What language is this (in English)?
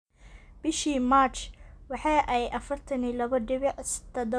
Somali